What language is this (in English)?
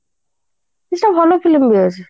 Odia